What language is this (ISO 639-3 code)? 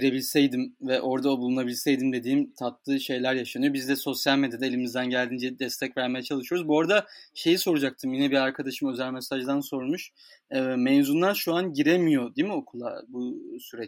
tur